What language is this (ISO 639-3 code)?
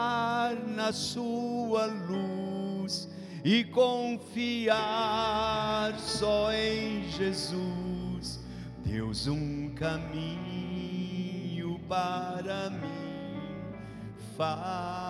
por